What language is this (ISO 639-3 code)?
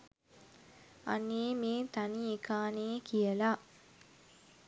sin